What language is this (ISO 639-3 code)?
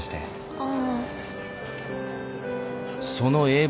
jpn